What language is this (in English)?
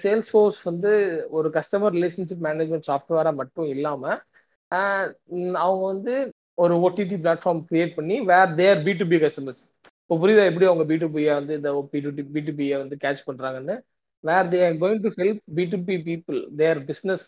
Tamil